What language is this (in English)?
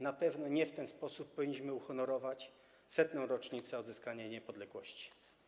Polish